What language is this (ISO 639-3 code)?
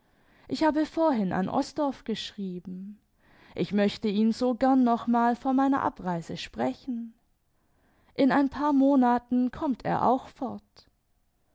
deu